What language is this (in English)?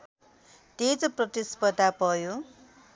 Nepali